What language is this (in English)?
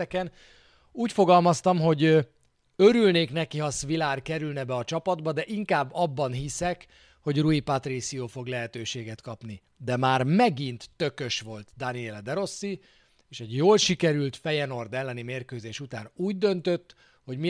Hungarian